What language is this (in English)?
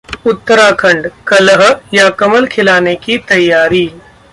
Hindi